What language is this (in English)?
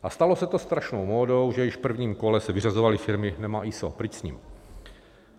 Czech